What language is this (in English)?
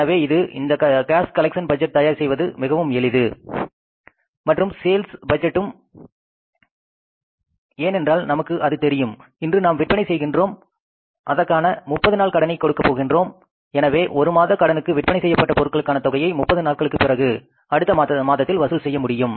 Tamil